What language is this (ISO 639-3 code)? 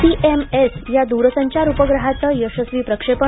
mar